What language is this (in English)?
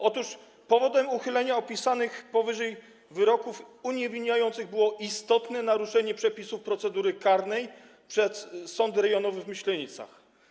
Polish